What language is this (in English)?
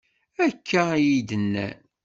Kabyle